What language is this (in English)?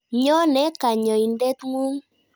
Kalenjin